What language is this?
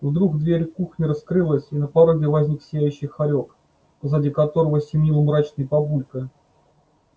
Russian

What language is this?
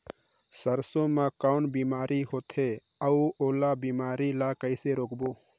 Chhattisgarhi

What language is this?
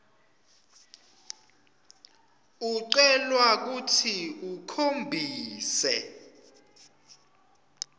Swati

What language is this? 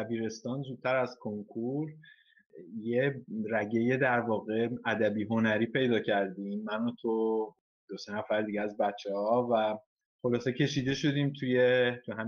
Persian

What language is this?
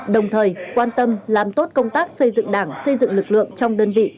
Vietnamese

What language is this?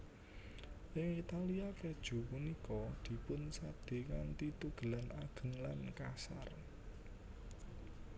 Javanese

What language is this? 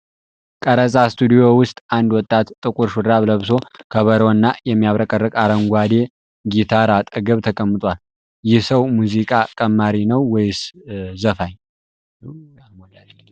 Amharic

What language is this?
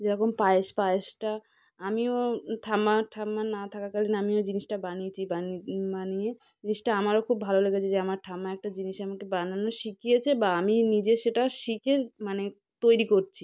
Bangla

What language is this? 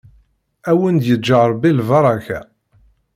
Kabyle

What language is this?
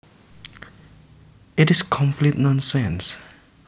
Javanese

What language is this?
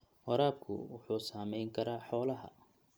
Somali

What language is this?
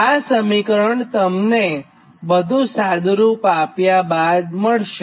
Gujarati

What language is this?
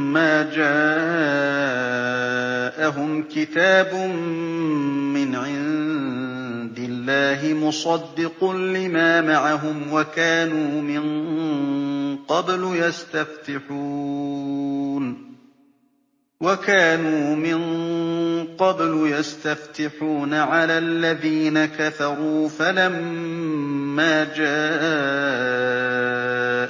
Arabic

